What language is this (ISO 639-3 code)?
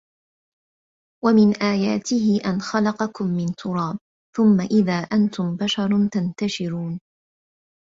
ara